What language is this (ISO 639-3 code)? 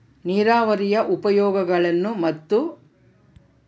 kan